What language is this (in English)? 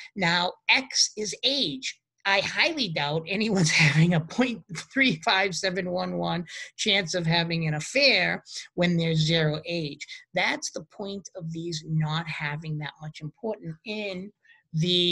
English